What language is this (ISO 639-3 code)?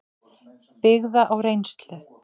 isl